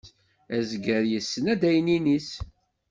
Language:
Kabyle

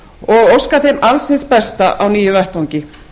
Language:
Icelandic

